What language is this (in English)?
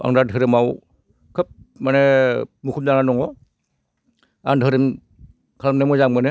Bodo